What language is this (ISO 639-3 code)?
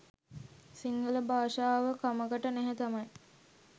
sin